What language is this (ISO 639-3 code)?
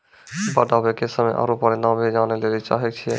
mai